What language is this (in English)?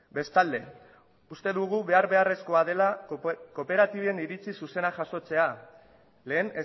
Basque